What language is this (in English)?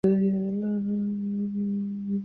Uzbek